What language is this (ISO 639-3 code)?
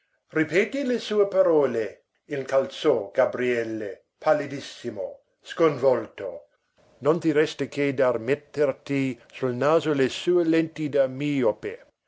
ita